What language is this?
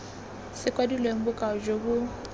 Tswana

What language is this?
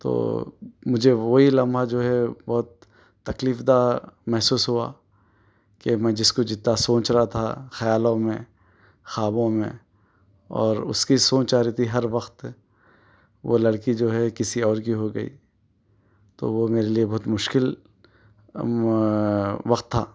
Urdu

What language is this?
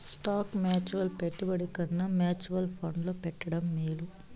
Telugu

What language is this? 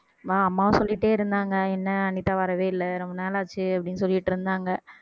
Tamil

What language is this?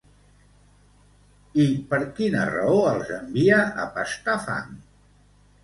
Catalan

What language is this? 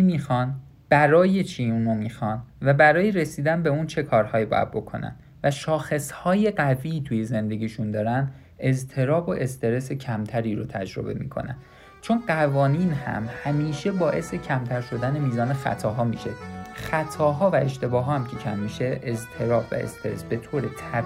Persian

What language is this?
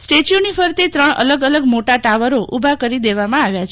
Gujarati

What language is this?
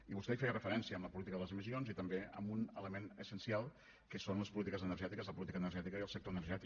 Catalan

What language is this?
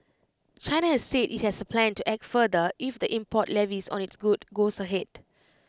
English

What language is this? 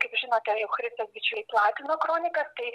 Lithuanian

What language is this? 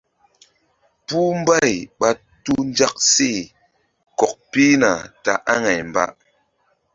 Mbum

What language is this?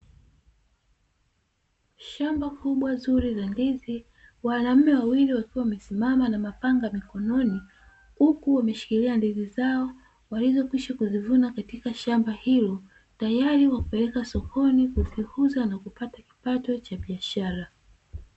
Swahili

